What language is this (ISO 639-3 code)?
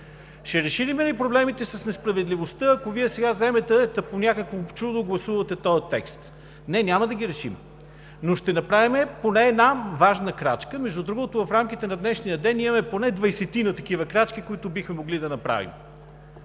bul